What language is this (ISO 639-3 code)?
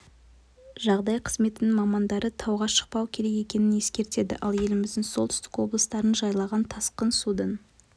kaz